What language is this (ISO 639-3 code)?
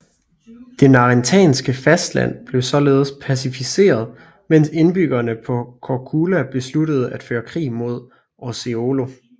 dan